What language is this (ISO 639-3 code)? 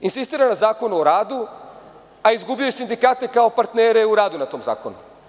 srp